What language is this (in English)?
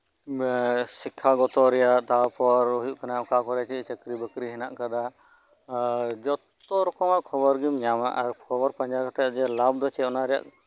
Santali